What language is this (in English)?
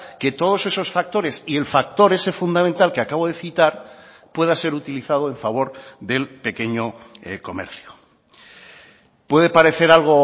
Spanish